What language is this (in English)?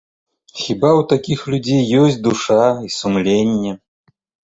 Belarusian